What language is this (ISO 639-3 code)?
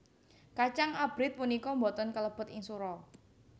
jav